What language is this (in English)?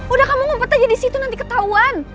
Indonesian